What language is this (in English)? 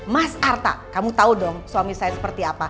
Indonesian